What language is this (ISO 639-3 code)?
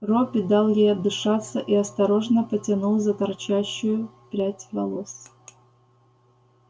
rus